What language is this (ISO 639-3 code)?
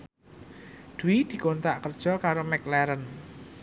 jav